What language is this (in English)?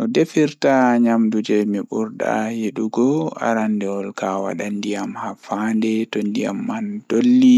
Fula